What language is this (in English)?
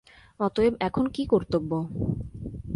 Bangla